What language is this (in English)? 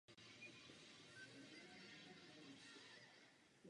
Czech